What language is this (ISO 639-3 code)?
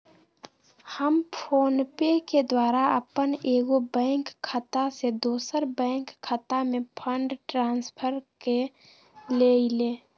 mag